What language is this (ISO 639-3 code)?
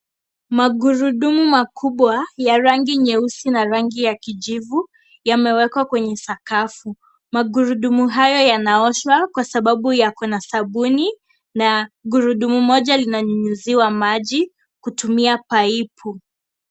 swa